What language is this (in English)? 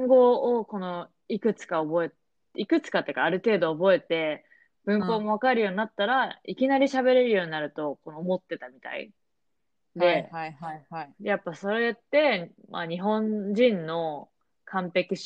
Japanese